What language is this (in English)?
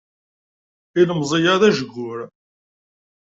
Kabyle